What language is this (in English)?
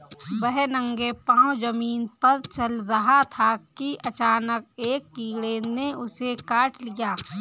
Hindi